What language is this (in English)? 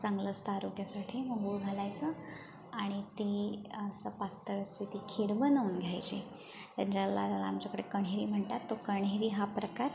Marathi